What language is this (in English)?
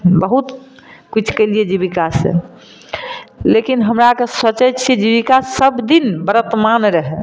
Maithili